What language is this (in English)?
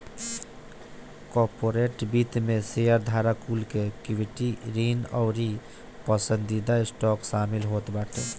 Bhojpuri